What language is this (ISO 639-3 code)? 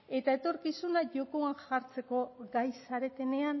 eus